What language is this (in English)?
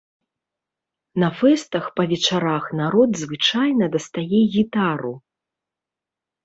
Belarusian